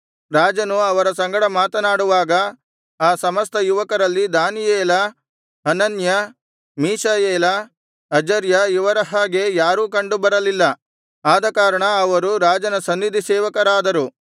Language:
Kannada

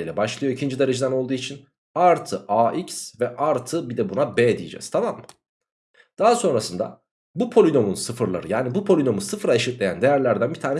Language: Turkish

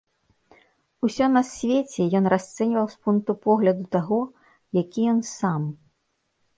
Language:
Belarusian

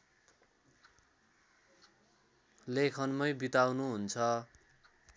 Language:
Nepali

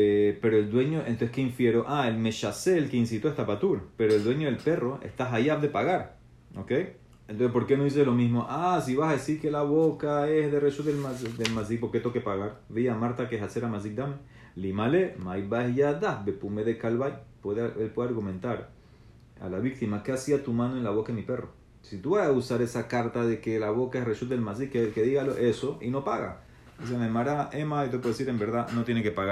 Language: Spanish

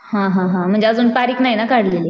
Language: Marathi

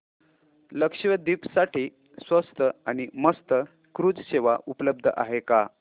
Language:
Marathi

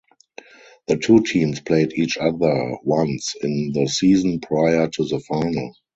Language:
English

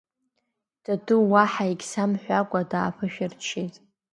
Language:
Abkhazian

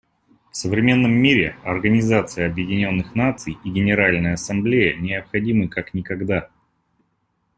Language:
Russian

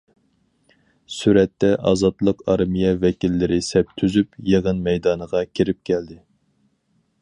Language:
Uyghur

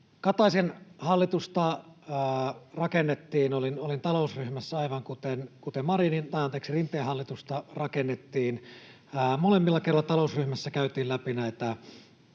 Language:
Finnish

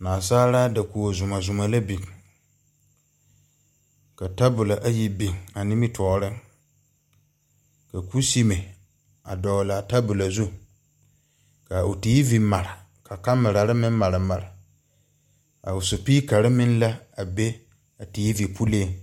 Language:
Southern Dagaare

